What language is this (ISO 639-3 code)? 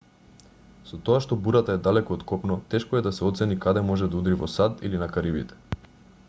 mkd